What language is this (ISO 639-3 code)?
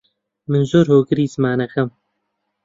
ckb